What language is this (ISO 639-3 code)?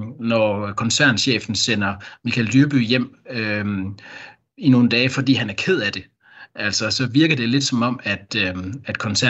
dan